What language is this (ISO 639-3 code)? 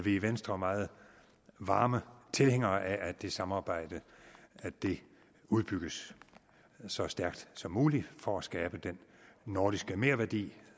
dan